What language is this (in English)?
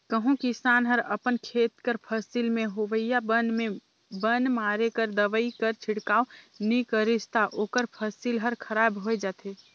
Chhattisgarhi